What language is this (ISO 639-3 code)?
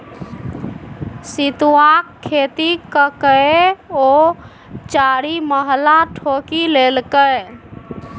mai